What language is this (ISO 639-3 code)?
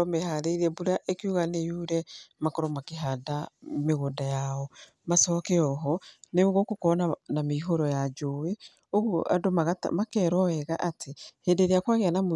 kik